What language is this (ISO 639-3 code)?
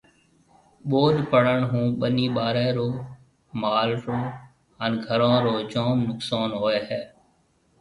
mve